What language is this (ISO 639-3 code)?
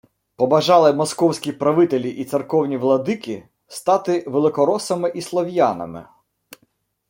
ukr